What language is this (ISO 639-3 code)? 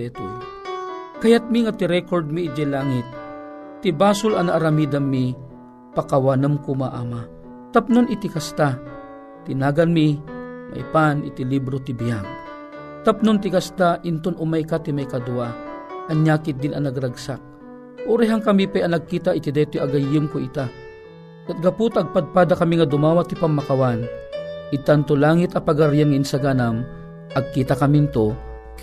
fil